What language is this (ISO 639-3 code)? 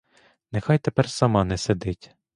ukr